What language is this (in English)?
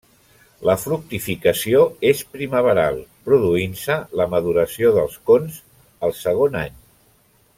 Catalan